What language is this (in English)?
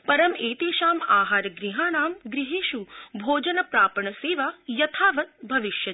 Sanskrit